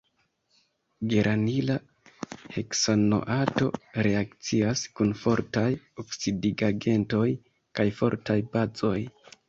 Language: Esperanto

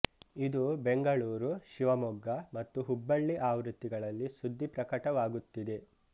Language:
Kannada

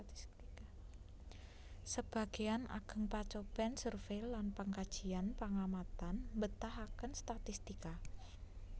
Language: Javanese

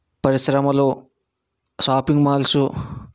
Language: Telugu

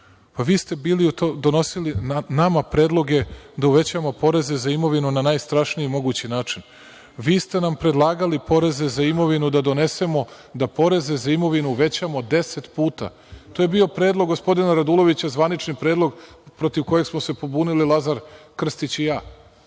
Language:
Serbian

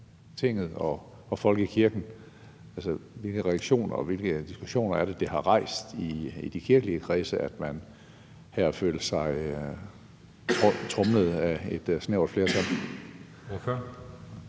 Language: Danish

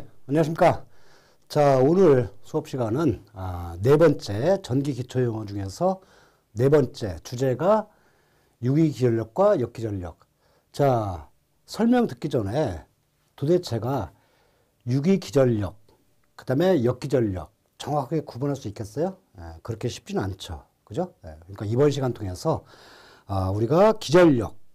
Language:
Korean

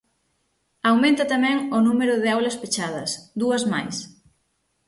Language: Galician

